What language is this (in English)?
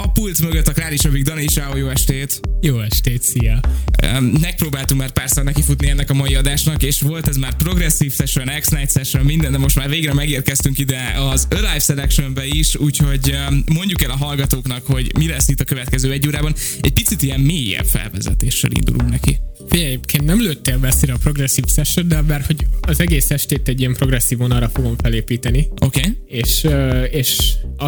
Hungarian